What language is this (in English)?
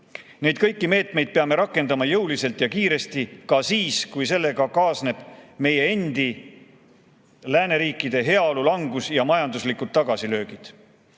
Estonian